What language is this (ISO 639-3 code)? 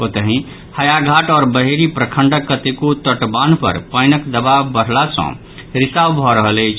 mai